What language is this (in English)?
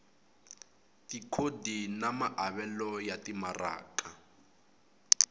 Tsonga